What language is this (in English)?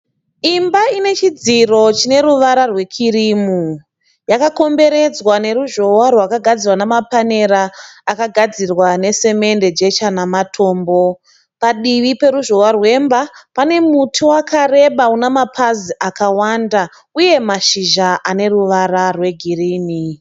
Shona